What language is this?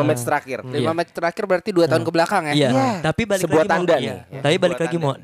Indonesian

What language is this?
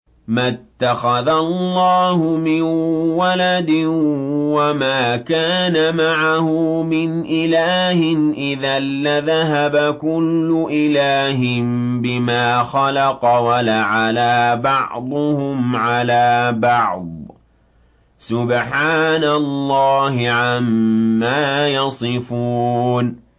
Arabic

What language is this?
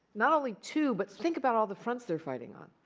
English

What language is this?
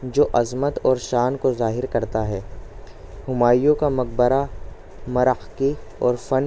Urdu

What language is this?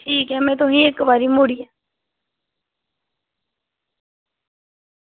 Dogri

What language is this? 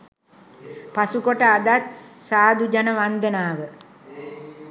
Sinhala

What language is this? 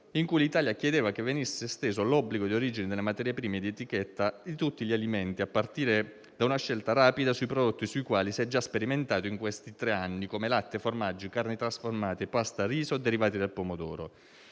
Italian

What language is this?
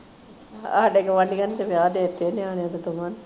Punjabi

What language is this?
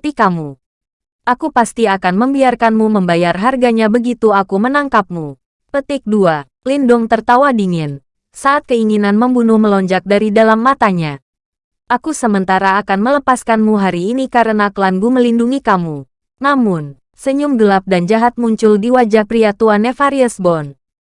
Indonesian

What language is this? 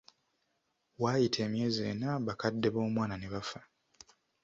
Ganda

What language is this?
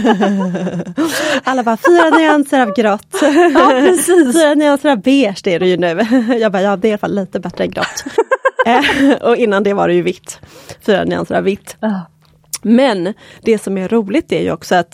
Swedish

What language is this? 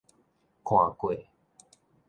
Min Nan Chinese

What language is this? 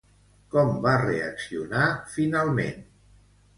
Catalan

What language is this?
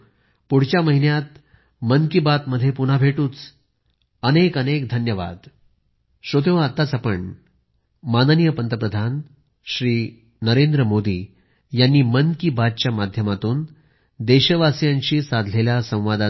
Marathi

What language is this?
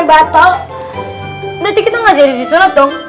Indonesian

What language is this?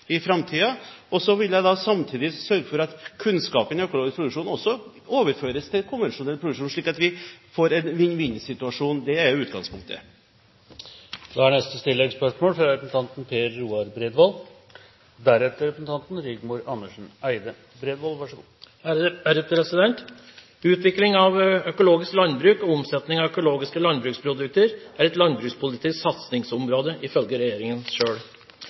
Norwegian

